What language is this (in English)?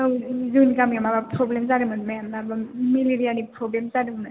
Bodo